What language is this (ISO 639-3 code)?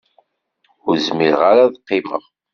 kab